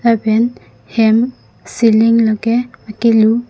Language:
Karbi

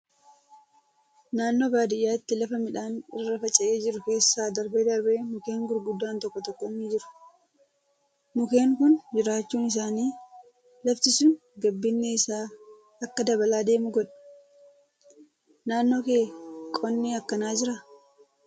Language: Oromo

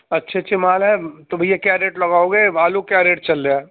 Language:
Urdu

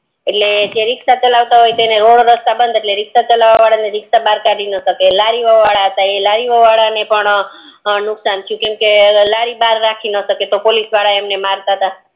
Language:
Gujarati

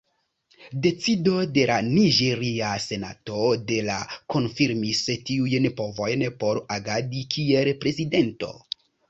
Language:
Esperanto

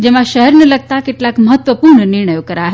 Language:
Gujarati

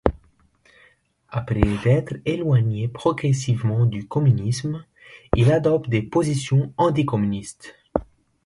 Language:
French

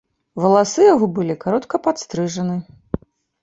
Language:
Belarusian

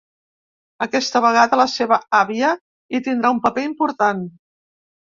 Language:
Catalan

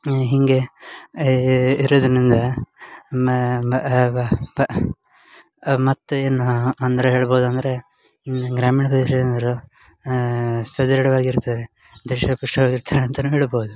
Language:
Kannada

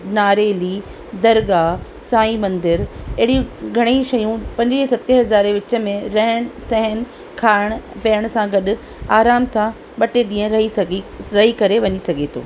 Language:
Sindhi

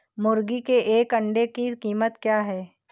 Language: Hindi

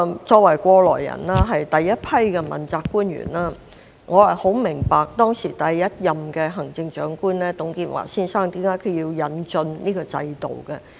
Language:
Cantonese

